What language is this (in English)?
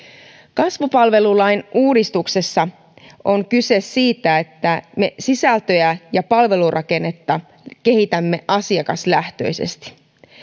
Finnish